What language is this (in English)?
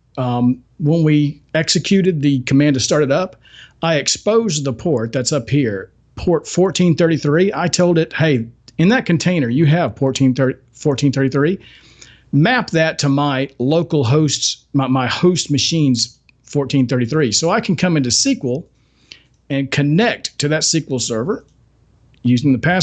English